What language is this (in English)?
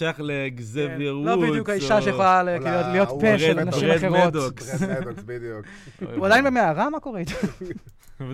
Hebrew